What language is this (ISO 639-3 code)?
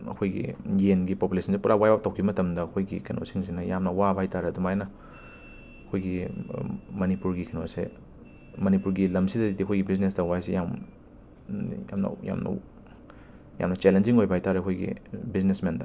mni